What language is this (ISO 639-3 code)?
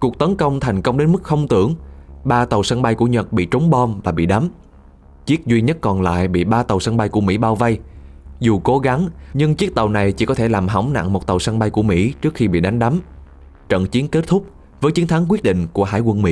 vie